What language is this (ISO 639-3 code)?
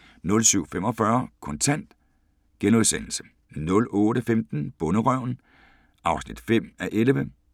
dan